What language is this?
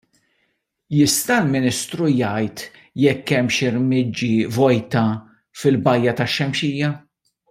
Maltese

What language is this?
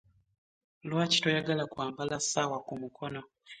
Ganda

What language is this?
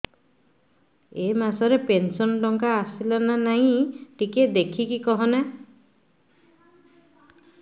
Odia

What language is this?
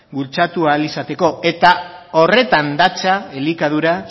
Basque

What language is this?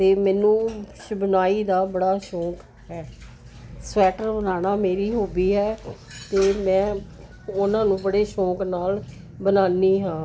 Punjabi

